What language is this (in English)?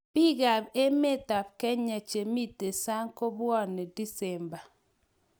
Kalenjin